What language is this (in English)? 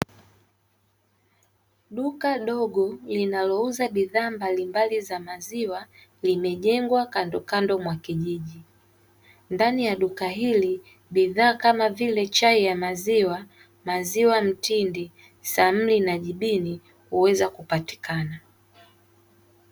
Swahili